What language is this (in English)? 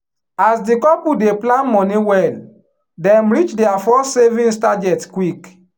Nigerian Pidgin